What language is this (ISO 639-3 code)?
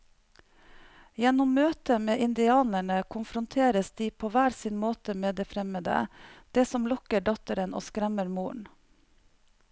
nor